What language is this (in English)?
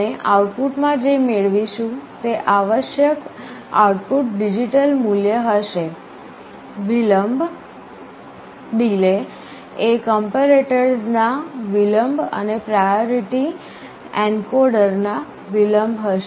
Gujarati